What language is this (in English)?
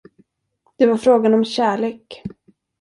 Swedish